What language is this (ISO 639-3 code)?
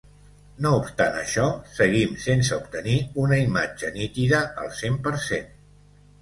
cat